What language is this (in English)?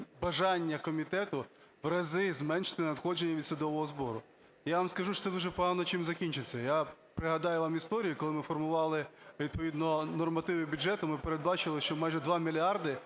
Ukrainian